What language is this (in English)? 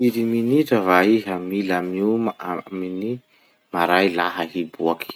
Masikoro Malagasy